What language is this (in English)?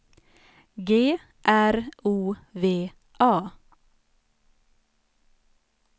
Swedish